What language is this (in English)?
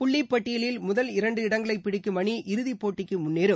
Tamil